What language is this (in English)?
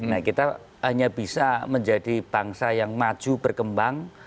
Indonesian